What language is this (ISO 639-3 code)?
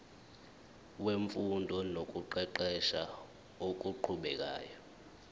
zul